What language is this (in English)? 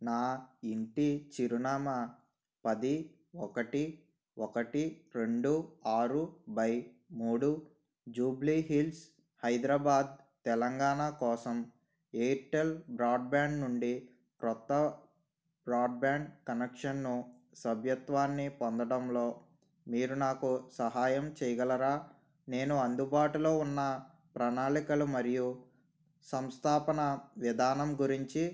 Telugu